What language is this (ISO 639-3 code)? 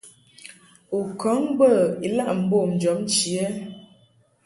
mhk